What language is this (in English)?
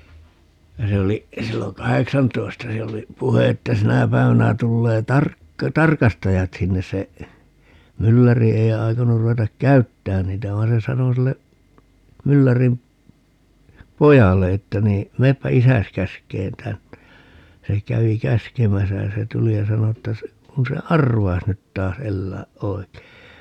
Finnish